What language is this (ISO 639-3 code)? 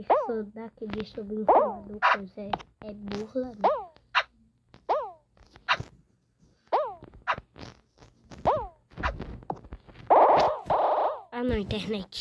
por